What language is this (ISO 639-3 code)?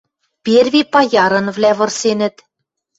mrj